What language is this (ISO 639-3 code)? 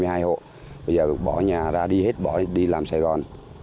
vie